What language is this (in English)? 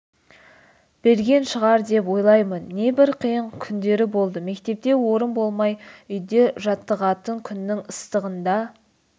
Kazakh